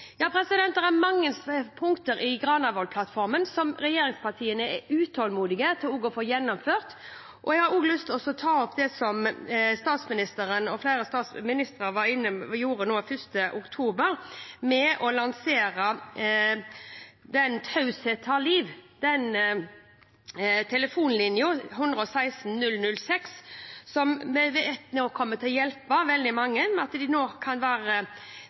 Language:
Norwegian Bokmål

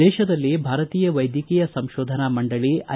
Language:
Kannada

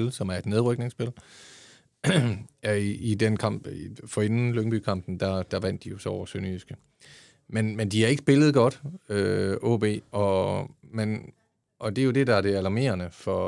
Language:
Danish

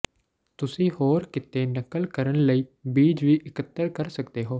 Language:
Punjabi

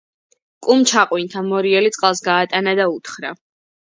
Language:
Georgian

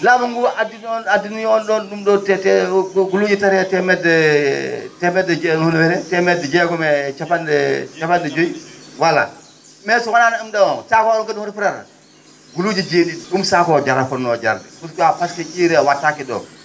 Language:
Fula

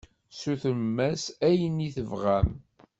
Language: Kabyle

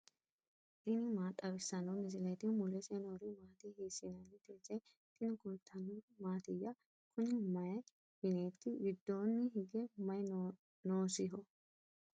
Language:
Sidamo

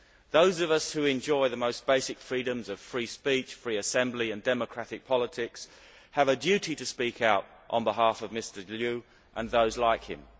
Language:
English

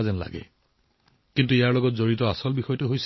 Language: Assamese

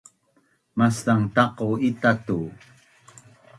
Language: Bunun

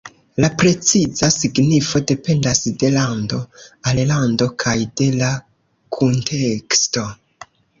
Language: Esperanto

